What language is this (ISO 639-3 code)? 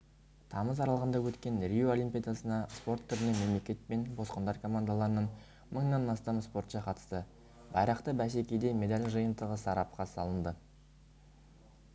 kaz